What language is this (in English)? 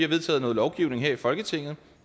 Danish